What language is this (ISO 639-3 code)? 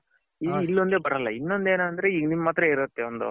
kan